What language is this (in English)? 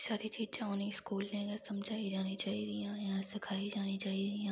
Dogri